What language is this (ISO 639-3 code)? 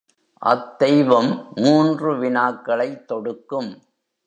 tam